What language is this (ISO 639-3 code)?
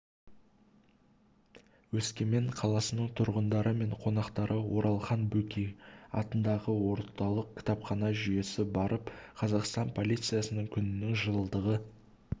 kaz